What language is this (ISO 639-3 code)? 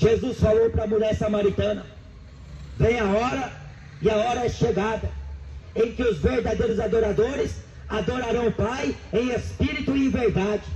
por